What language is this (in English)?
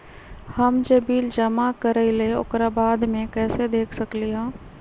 Magahi